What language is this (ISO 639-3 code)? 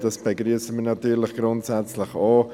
gsw